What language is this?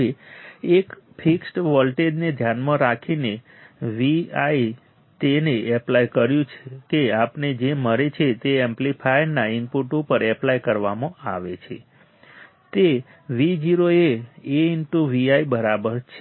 Gujarati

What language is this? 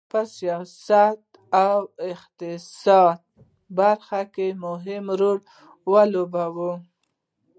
Pashto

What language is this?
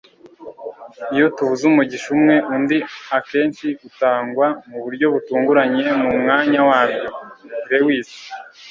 Kinyarwanda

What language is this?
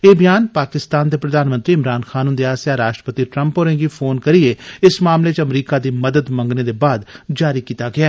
Dogri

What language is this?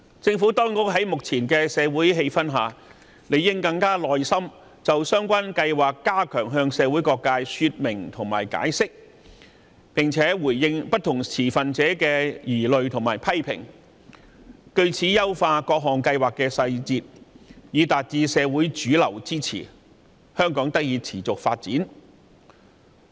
Cantonese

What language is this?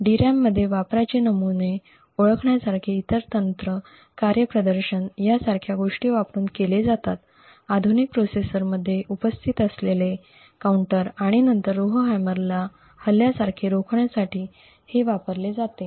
Marathi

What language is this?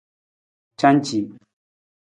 Nawdm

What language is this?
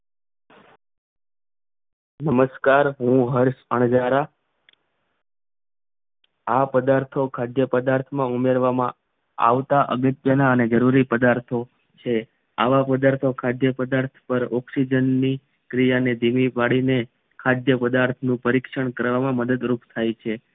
Gujarati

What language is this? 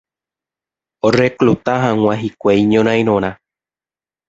Guarani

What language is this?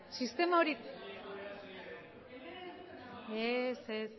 Basque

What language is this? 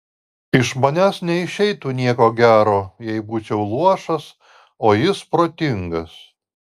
Lithuanian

